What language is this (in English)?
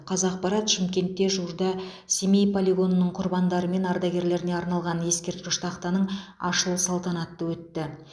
Kazakh